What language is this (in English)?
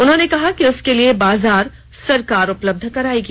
Hindi